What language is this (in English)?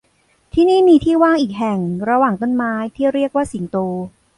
Thai